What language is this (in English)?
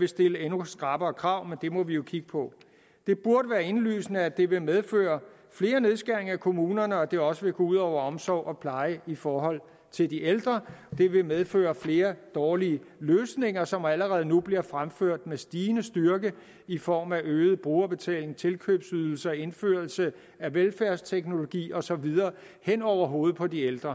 Danish